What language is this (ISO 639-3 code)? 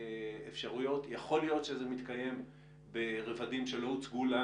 heb